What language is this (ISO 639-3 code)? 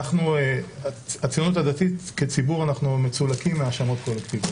heb